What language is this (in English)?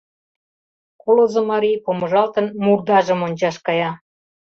Mari